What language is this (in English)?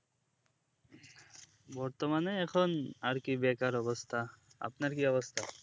Bangla